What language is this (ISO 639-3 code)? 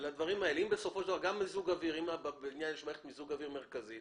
heb